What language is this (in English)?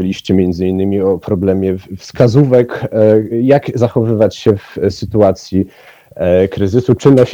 Polish